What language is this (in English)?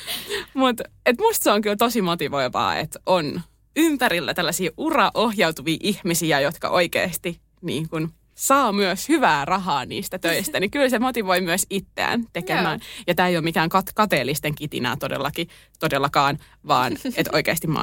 Finnish